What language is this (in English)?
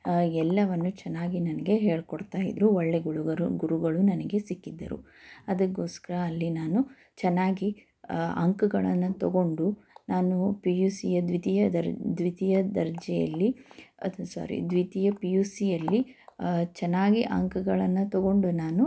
Kannada